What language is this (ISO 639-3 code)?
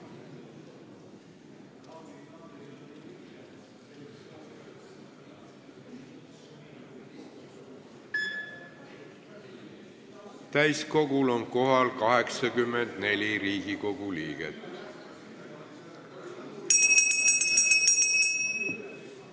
est